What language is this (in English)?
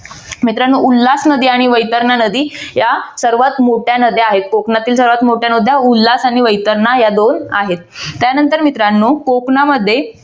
Marathi